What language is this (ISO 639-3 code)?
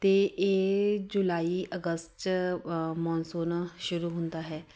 pan